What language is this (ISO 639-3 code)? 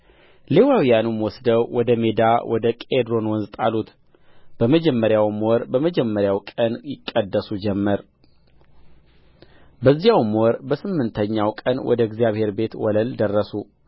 amh